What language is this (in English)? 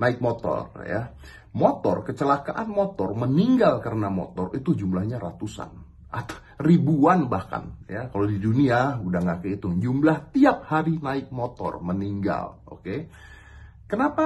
Indonesian